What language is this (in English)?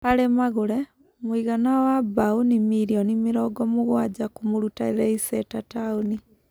Kikuyu